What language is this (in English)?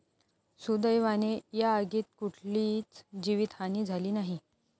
Marathi